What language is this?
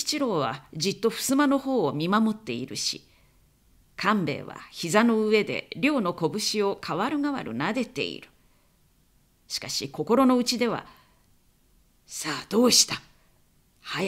Japanese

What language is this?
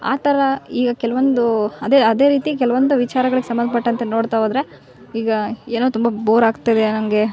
Kannada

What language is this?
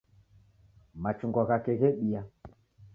Taita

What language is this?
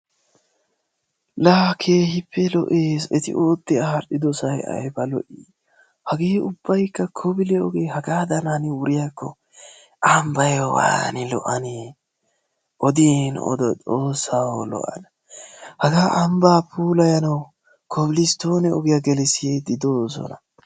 Wolaytta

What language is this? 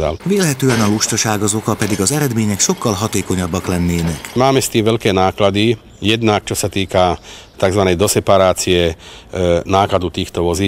Hungarian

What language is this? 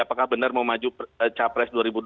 Indonesian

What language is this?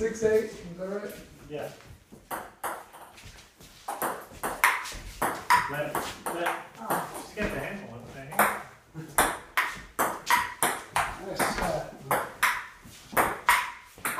English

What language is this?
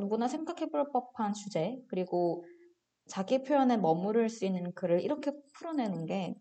Korean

